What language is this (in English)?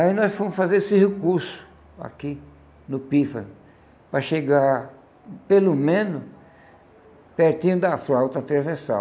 Portuguese